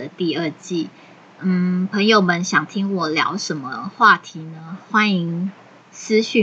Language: Chinese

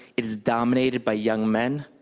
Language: English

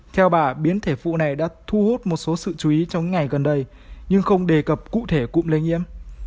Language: Vietnamese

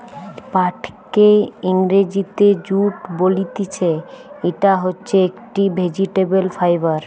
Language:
Bangla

